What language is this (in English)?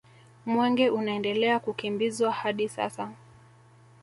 Swahili